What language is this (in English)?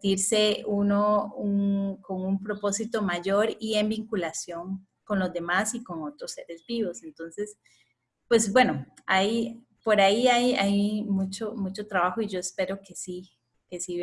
Spanish